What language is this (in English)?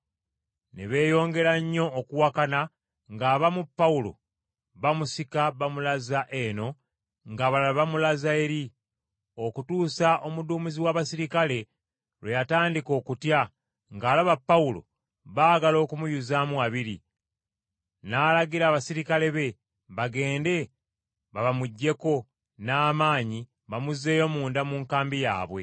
Ganda